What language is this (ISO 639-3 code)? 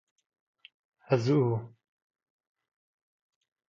fas